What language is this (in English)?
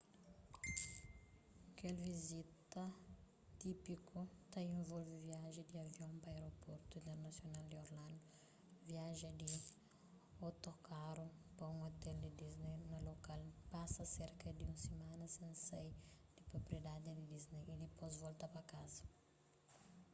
Kabuverdianu